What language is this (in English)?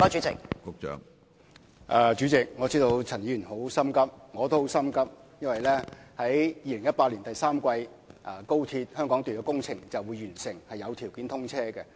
Cantonese